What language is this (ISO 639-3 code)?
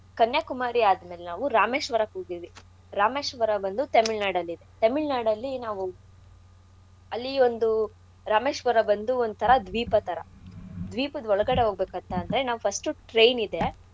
kan